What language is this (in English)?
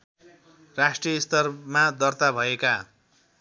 Nepali